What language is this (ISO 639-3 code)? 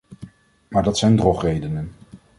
nld